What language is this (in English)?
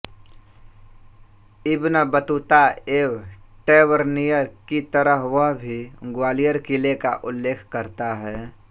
Hindi